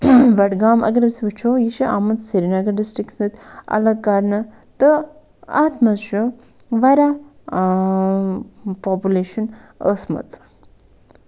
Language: Kashmiri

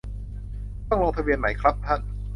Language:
Thai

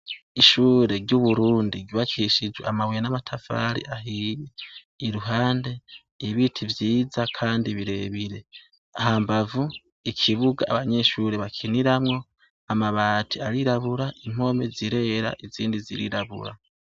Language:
Rundi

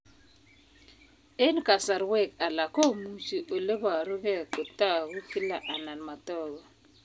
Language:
Kalenjin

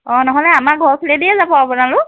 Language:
Assamese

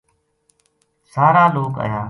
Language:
Gujari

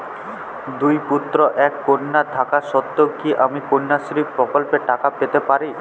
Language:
Bangla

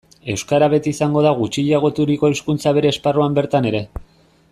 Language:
Basque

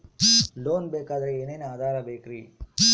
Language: Kannada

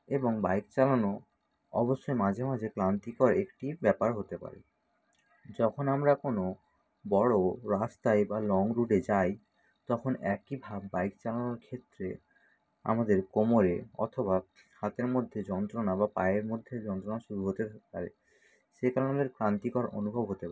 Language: Bangla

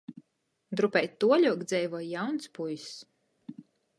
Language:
Latgalian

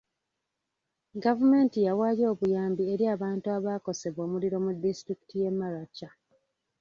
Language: Ganda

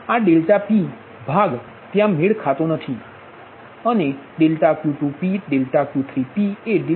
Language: Gujarati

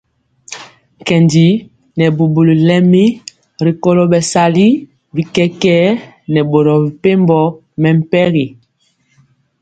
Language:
Mpiemo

